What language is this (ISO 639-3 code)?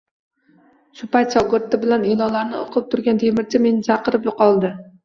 uzb